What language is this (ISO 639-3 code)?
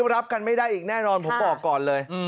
tha